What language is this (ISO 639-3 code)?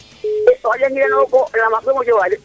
srr